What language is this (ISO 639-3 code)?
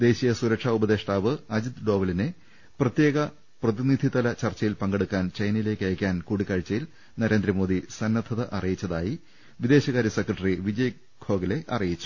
mal